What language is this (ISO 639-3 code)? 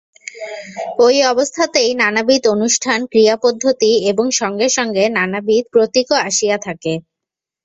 ben